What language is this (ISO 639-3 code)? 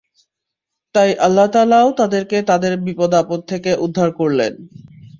ben